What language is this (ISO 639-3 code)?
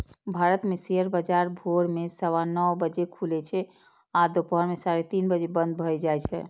mai